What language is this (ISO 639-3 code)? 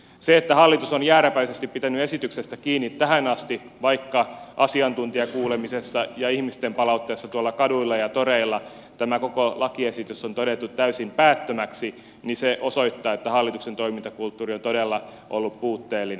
fin